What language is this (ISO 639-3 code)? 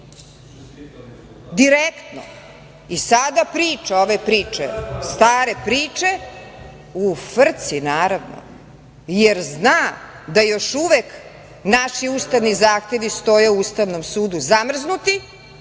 srp